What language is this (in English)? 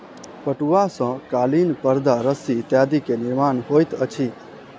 Maithili